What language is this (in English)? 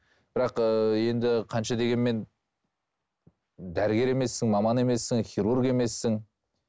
Kazakh